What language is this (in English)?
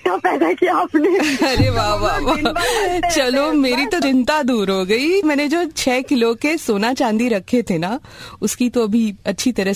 Hindi